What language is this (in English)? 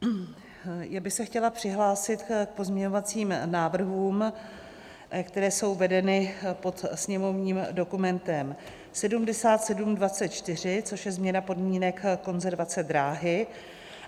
Czech